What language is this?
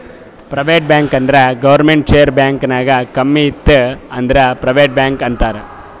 Kannada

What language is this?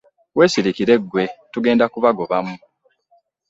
Ganda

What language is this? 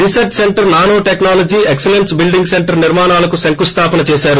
Telugu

